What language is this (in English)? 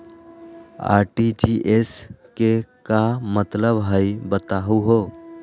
Magahi